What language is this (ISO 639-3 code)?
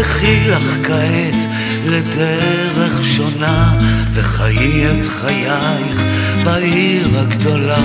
heb